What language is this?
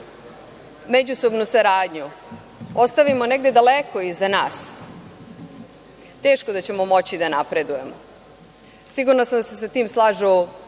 Serbian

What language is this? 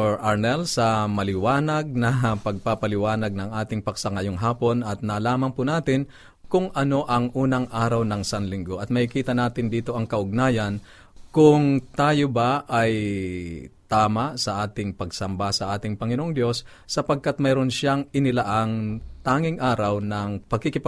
Filipino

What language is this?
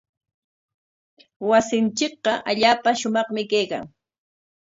Corongo Ancash Quechua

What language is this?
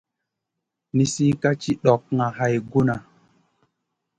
Masana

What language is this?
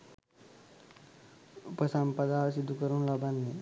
Sinhala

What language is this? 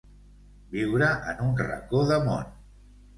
Catalan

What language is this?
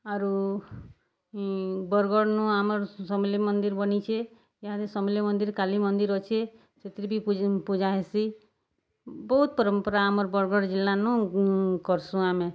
Odia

